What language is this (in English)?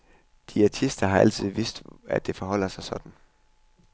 Danish